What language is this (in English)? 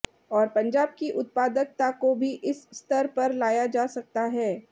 Hindi